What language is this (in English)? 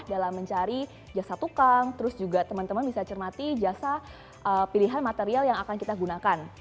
Indonesian